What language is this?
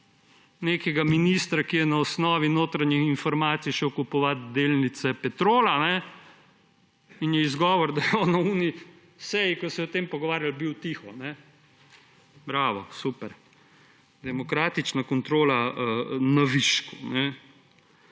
Slovenian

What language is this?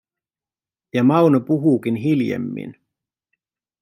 Finnish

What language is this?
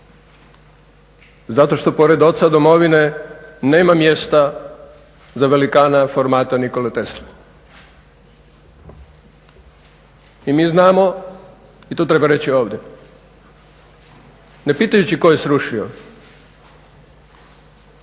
Croatian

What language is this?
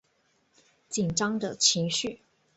Chinese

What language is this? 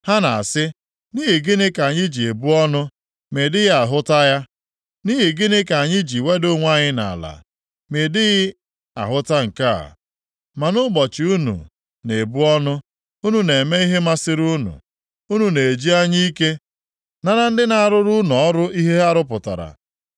Igbo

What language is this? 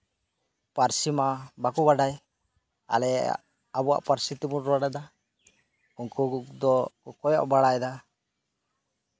Santali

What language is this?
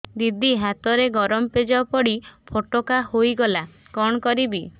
Odia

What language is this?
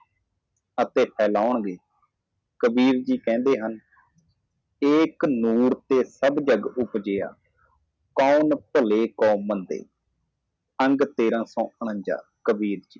Punjabi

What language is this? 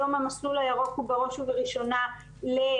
Hebrew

